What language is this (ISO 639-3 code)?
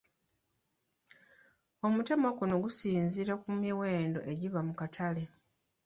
lug